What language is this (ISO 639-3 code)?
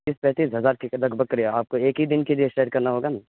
urd